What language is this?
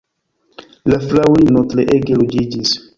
Esperanto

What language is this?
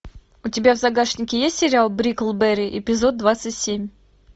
Russian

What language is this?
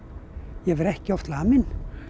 Icelandic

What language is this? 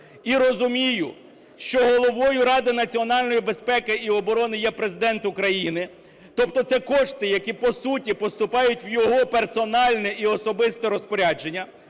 Ukrainian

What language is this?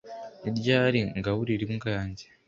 Kinyarwanda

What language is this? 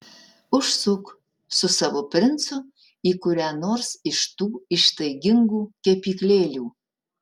Lithuanian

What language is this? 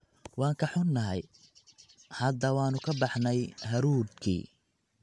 Somali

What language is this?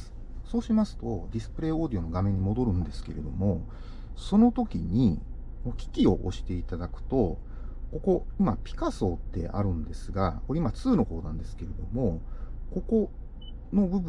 Japanese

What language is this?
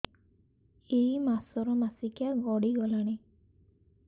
Odia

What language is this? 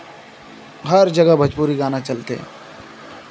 Hindi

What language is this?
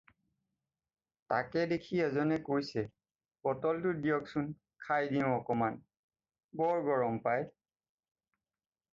Assamese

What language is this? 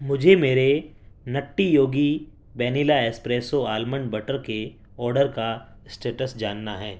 Urdu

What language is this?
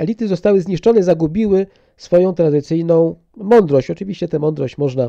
Polish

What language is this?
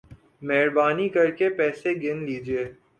Urdu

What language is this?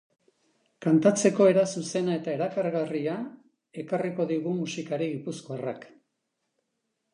Basque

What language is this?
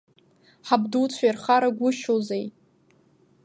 Abkhazian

